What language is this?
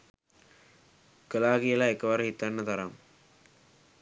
Sinhala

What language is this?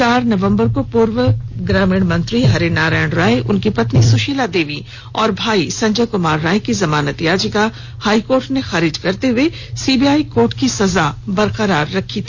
Hindi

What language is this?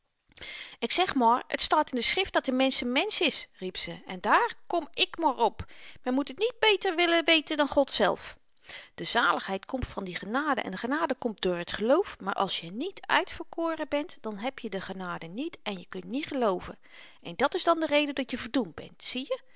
Dutch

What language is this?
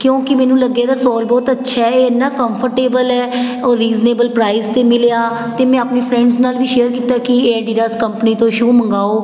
Punjabi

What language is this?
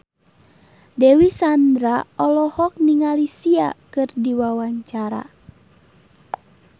Sundanese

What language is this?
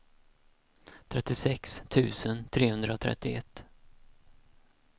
Swedish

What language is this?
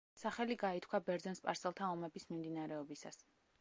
Georgian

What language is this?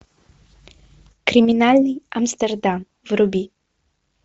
Russian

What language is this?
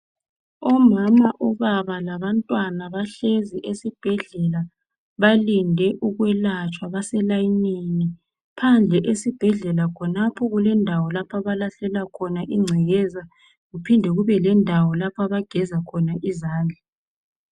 North Ndebele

